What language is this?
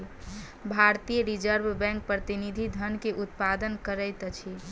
Maithili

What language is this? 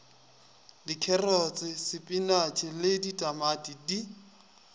Northern Sotho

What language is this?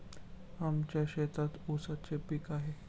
Marathi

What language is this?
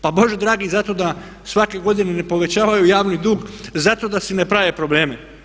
Croatian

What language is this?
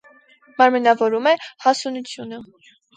Armenian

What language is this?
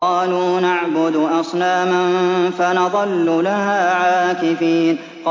Arabic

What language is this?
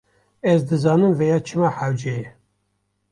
Kurdish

